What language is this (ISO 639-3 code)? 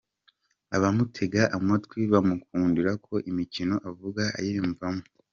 kin